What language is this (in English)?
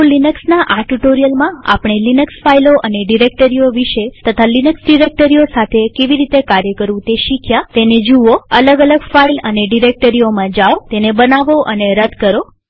Gujarati